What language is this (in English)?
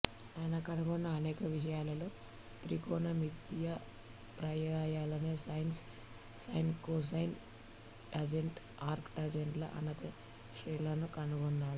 Telugu